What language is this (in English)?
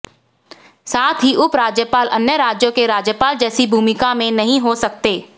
Hindi